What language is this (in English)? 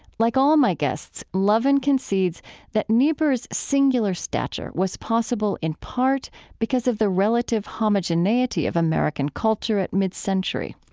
English